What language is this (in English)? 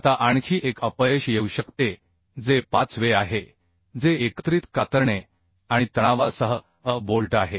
Marathi